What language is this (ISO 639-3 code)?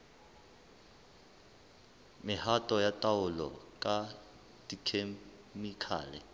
sot